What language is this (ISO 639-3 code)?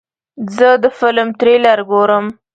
pus